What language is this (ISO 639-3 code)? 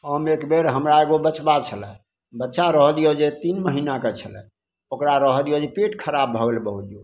mai